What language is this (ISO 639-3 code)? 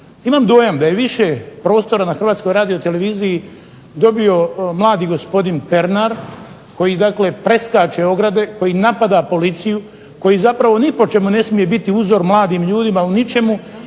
hrv